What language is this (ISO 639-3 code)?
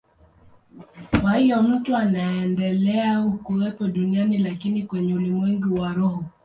swa